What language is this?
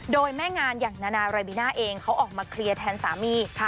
Thai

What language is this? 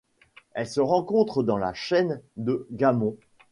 French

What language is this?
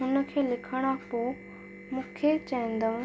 Sindhi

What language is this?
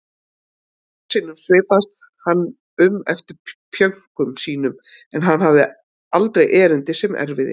Icelandic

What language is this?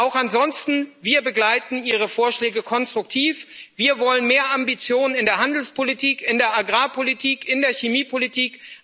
German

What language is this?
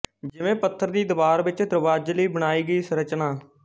Punjabi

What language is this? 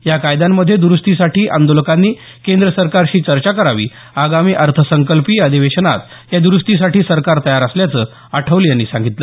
Marathi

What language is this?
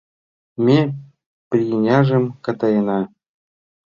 Mari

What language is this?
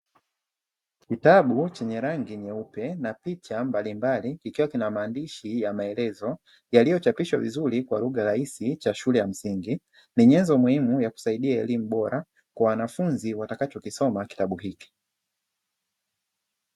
Swahili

